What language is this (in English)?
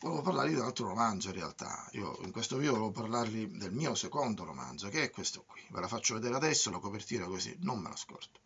Italian